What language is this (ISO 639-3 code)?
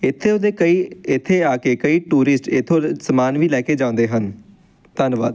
pan